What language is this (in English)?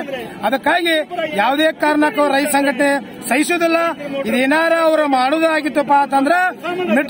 Indonesian